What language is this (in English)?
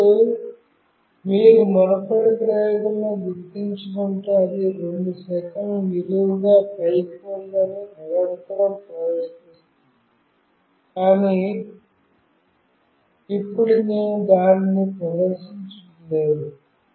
Telugu